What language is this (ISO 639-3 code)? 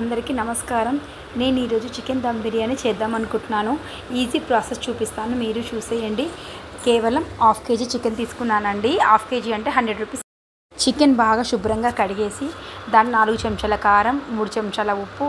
tel